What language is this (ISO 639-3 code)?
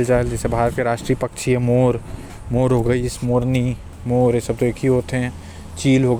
kfp